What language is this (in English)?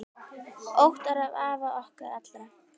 Icelandic